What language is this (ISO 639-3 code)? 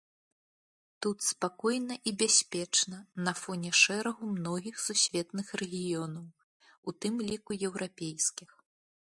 bel